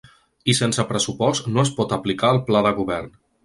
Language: Catalan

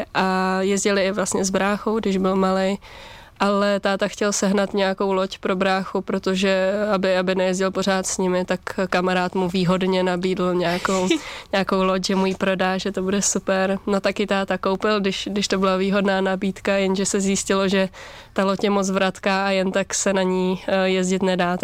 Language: Czech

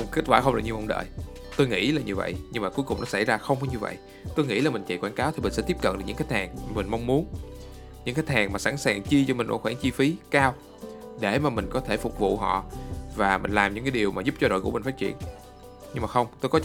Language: Vietnamese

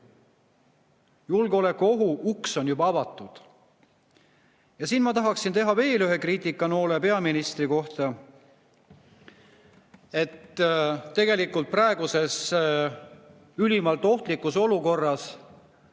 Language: Estonian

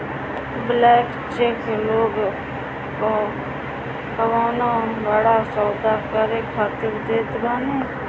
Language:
Bhojpuri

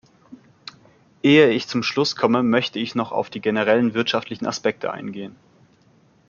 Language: German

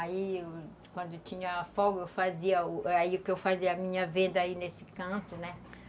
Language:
Portuguese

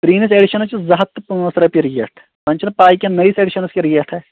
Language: Kashmiri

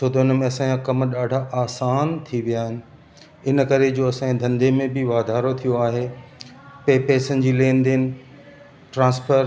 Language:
Sindhi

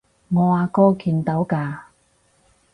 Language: Cantonese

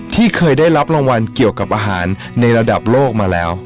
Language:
Thai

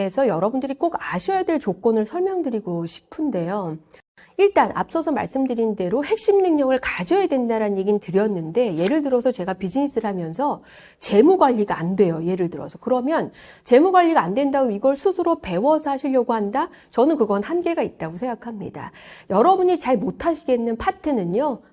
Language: Korean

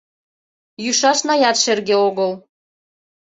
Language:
Mari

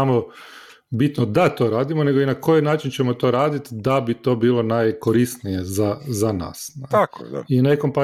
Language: Croatian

